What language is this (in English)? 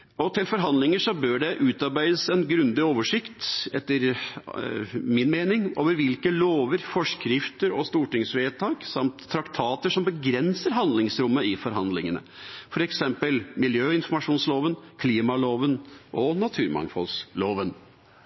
Norwegian Bokmål